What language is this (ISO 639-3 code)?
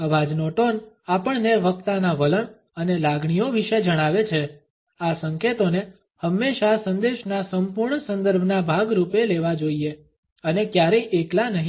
guj